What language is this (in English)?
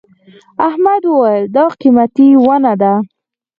Pashto